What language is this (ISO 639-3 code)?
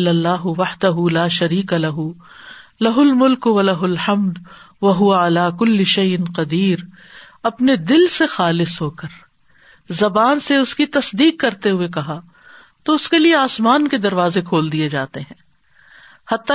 urd